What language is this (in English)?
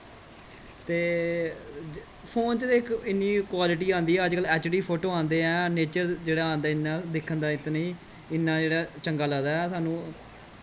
Dogri